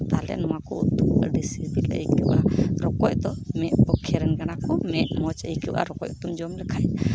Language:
Santali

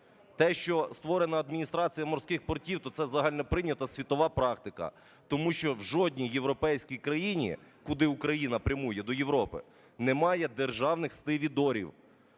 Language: Ukrainian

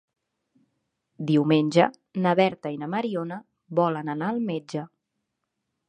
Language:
Catalan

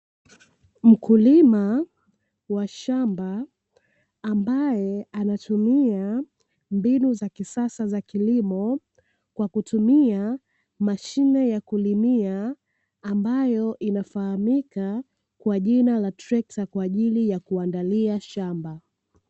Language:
Swahili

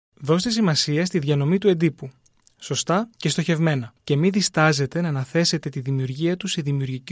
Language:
Greek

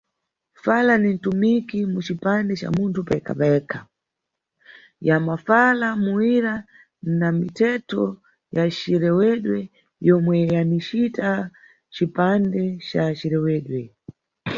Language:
Nyungwe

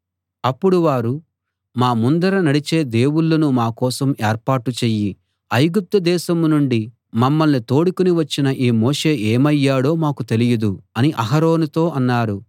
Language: Telugu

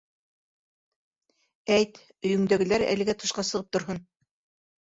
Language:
Bashkir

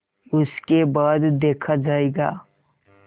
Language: Hindi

